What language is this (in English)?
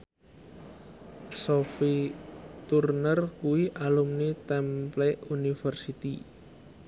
Javanese